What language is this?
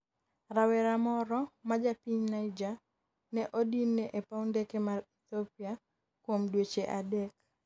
Luo (Kenya and Tanzania)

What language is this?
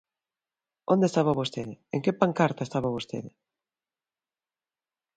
Galician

